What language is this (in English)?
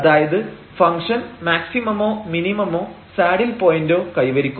Malayalam